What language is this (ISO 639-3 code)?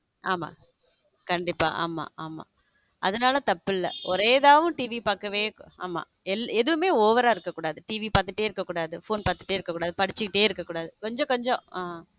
tam